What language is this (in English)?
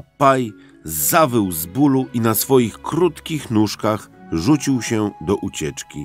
Polish